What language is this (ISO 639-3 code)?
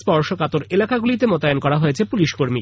ben